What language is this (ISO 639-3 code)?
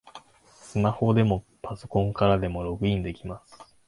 jpn